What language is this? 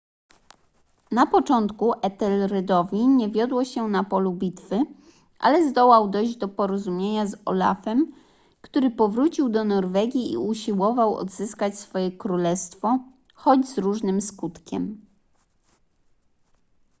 Polish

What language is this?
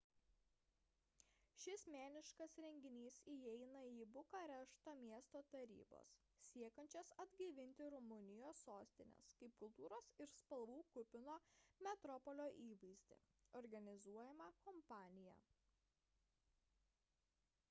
Lithuanian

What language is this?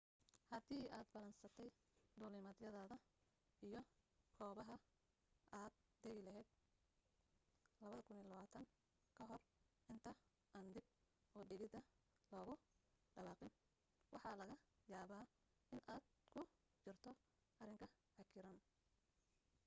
Somali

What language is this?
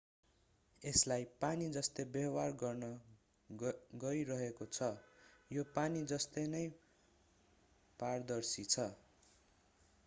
Nepali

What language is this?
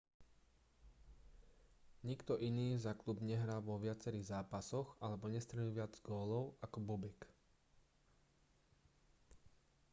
Slovak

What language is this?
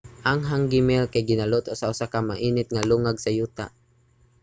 Cebuano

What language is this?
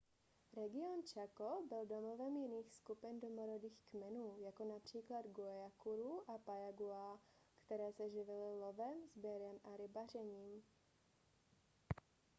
Czech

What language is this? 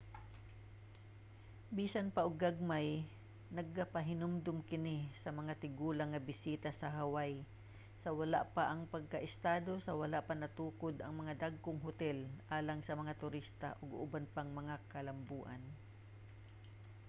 Cebuano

